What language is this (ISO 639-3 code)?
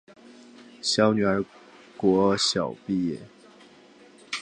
zho